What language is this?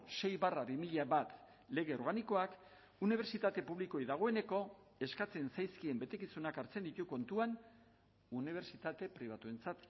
Basque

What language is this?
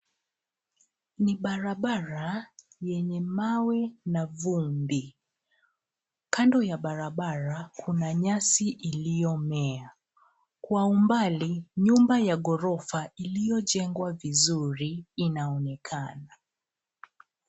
Swahili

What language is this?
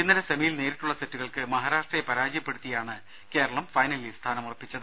Malayalam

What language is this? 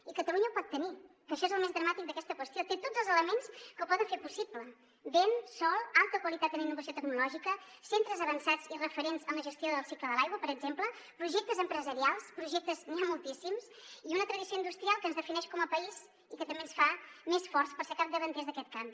Catalan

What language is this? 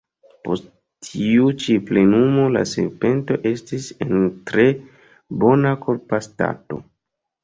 Esperanto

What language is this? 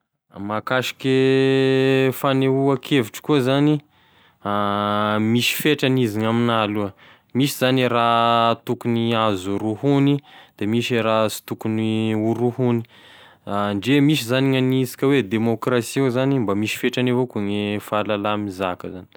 Tesaka Malagasy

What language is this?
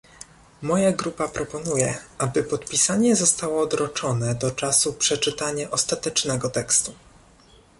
Polish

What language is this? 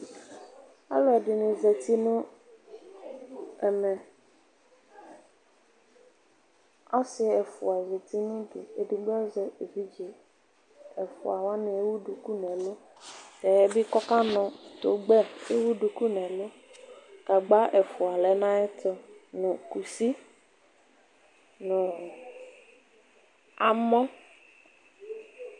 Ikposo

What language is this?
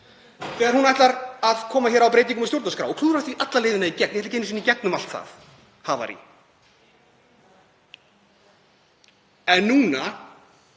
Icelandic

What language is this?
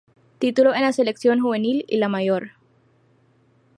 Spanish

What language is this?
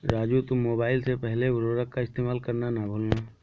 Hindi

